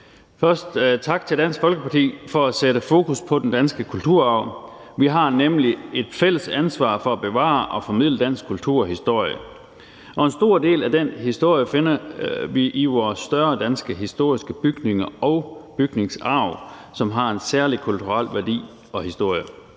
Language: Danish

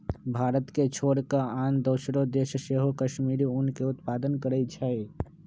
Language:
Magahi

